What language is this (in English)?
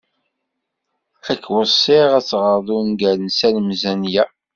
Kabyle